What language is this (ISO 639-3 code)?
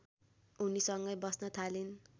nep